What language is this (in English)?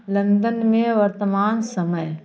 Hindi